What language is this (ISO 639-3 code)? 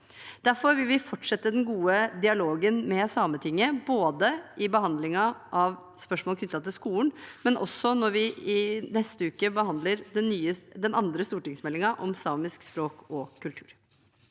nor